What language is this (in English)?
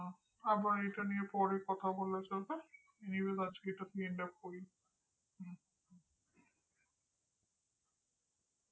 Bangla